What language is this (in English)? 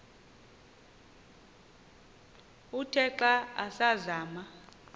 Xhosa